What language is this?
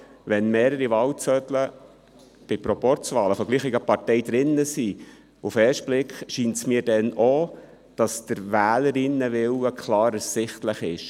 Swiss German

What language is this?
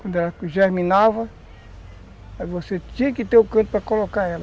Portuguese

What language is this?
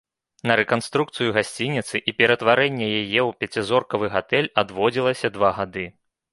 Belarusian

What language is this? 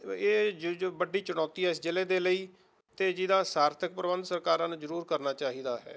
Punjabi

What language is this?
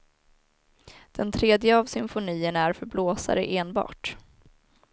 Swedish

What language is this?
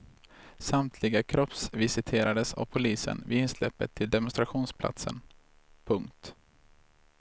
Swedish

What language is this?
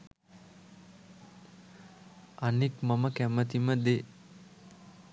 Sinhala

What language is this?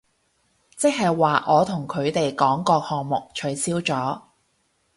Cantonese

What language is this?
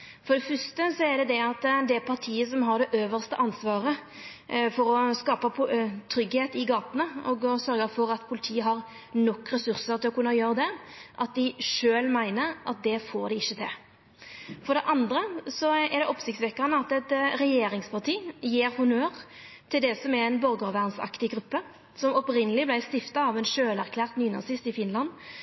Norwegian Nynorsk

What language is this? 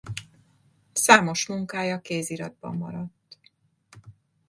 Hungarian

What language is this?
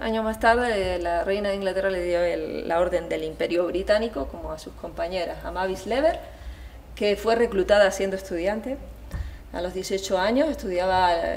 Spanish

